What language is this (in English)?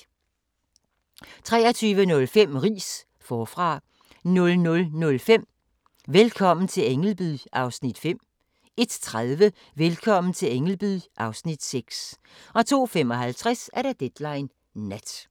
Danish